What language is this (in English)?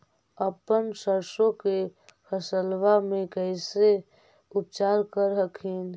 Magahi